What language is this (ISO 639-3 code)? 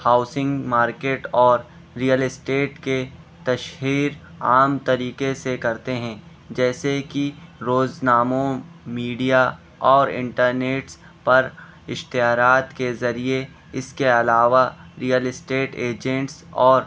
urd